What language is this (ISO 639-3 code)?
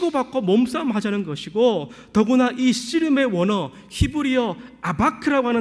kor